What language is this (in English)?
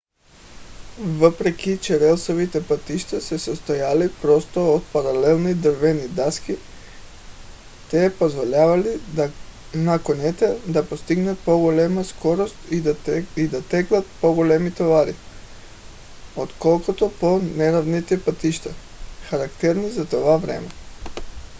Bulgarian